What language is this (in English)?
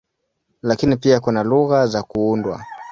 Swahili